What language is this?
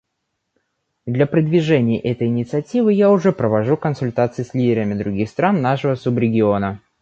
Russian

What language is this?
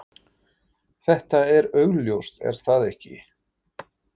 Icelandic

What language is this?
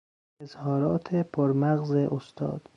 Persian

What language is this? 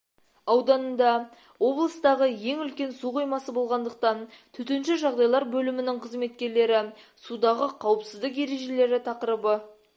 Kazakh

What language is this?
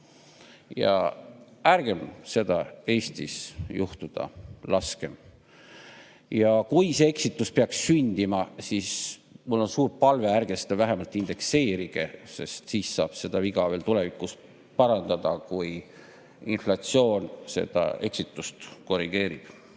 Estonian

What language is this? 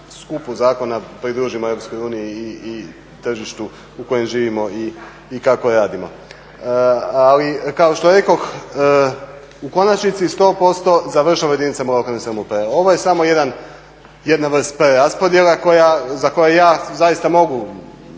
Croatian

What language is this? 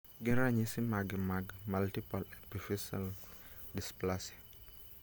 Luo (Kenya and Tanzania)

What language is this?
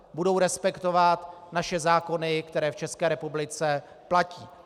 Czech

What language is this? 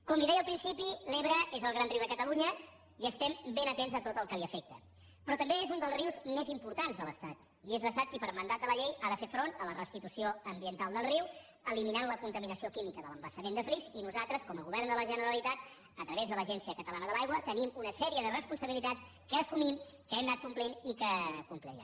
Catalan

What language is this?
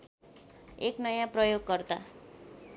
Nepali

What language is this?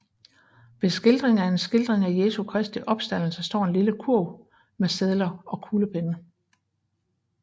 Danish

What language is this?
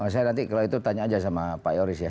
Indonesian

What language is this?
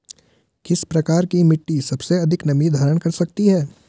Hindi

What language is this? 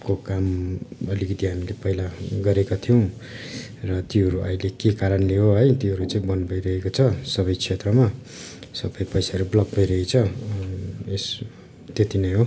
Nepali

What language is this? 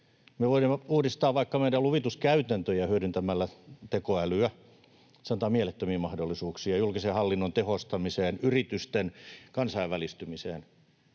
Finnish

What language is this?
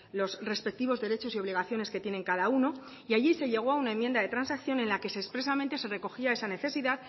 Spanish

